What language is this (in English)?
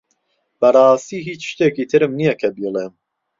Central Kurdish